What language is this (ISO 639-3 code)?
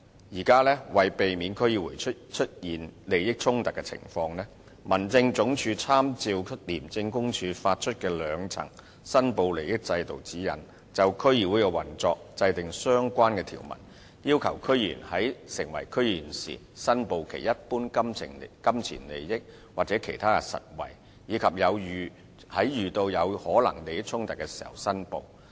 yue